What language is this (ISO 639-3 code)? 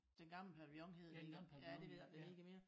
dan